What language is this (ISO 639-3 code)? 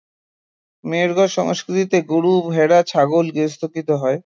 ben